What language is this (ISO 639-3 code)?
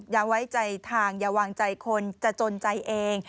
tha